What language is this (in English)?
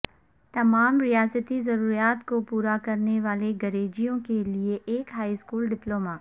Urdu